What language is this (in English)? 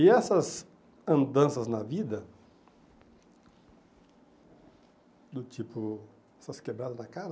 Portuguese